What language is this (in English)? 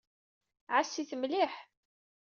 Kabyle